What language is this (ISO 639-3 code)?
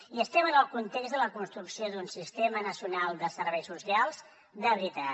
cat